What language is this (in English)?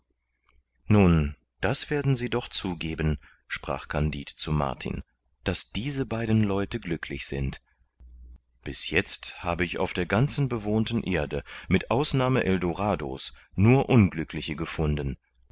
German